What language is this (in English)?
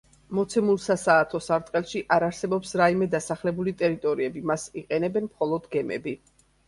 Georgian